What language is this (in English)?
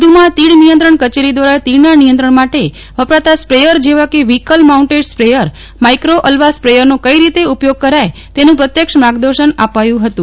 Gujarati